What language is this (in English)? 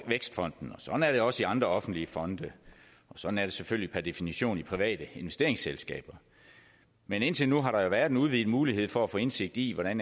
Danish